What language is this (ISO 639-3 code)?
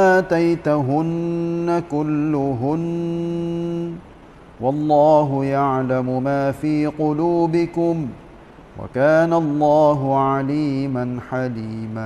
msa